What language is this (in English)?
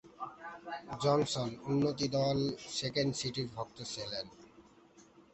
Bangla